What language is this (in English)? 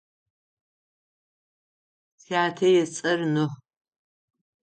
Adyghe